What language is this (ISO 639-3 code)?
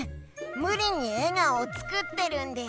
jpn